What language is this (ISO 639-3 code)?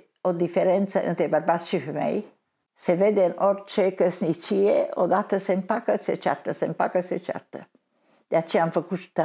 ron